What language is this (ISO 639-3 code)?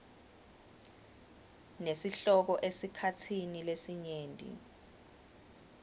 ssw